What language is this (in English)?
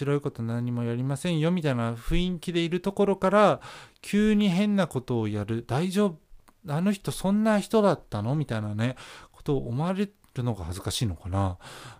Japanese